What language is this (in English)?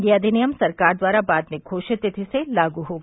Hindi